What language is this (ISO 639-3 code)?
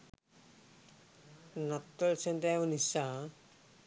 sin